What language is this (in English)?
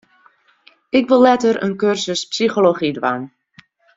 Western Frisian